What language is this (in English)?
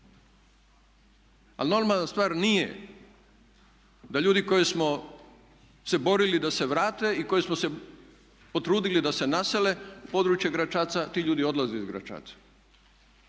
Croatian